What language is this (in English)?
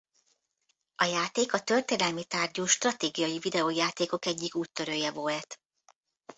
Hungarian